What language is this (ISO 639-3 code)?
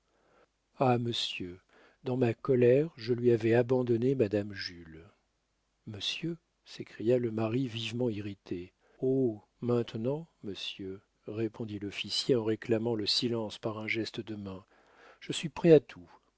fra